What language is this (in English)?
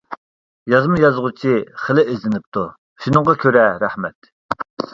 Uyghur